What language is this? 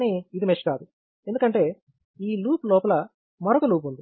Telugu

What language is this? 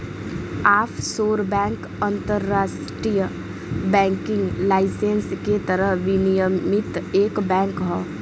Bhojpuri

